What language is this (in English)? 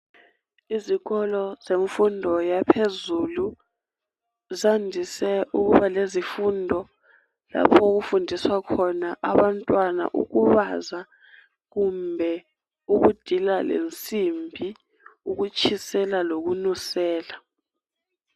North Ndebele